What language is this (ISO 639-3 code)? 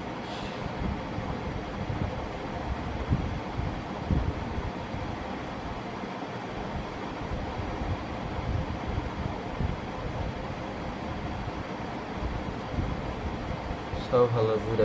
ben